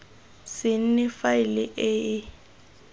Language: Tswana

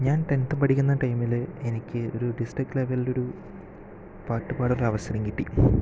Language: Malayalam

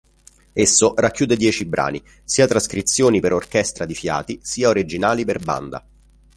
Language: Italian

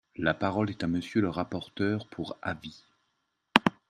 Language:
French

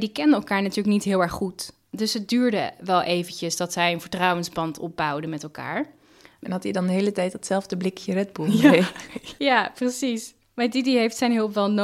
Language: Dutch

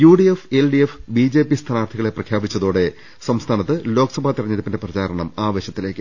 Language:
Malayalam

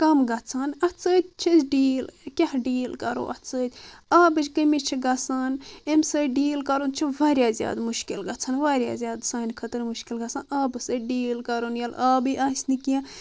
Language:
Kashmiri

